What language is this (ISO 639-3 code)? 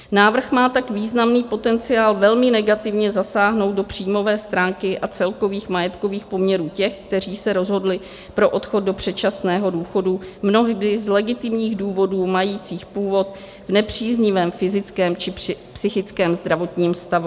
ces